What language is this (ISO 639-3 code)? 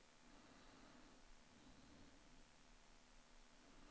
nor